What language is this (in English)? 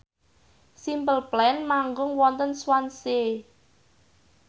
Javanese